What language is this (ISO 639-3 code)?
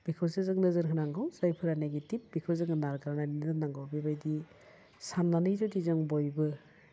brx